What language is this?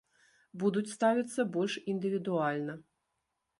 Belarusian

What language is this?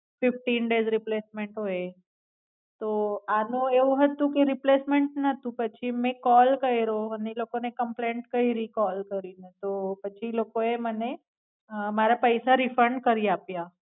Gujarati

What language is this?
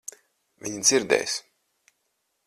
Latvian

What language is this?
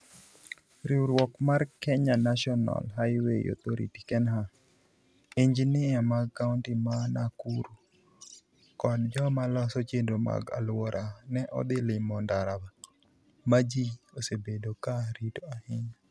Luo (Kenya and Tanzania)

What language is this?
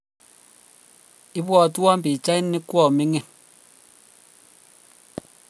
Kalenjin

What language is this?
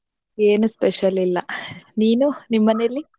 Kannada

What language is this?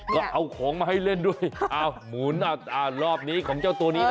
Thai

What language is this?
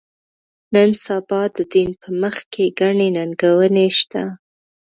Pashto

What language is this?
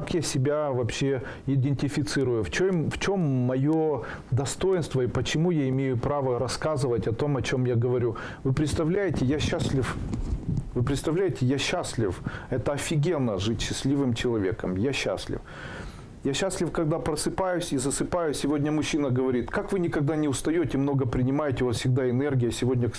Russian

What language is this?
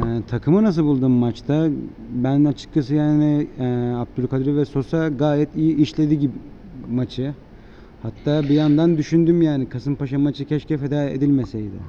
Turkish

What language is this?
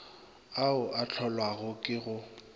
Northern Sotho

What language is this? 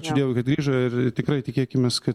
Lithuanian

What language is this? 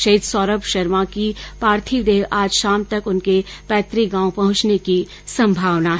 Hindi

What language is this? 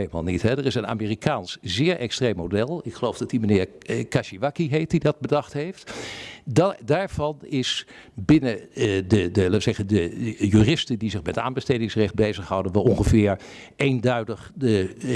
Dutch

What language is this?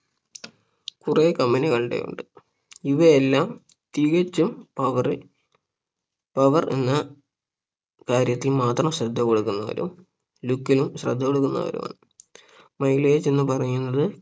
Malayalam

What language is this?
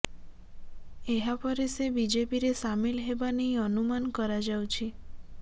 Odia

